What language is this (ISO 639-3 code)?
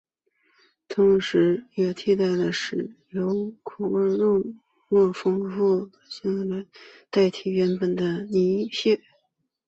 zho